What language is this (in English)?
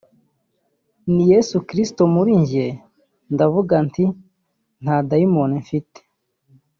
Kinyarwanda